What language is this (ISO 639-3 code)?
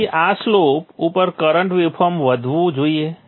guj